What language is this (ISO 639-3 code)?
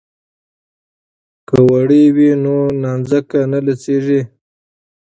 pus